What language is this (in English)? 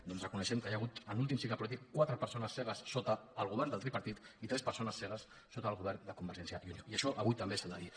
Catalan